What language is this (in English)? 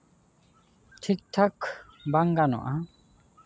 Santali